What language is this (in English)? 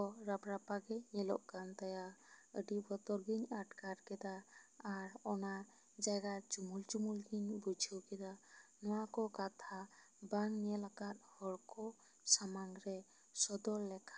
Santali